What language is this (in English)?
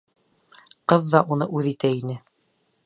Bashkir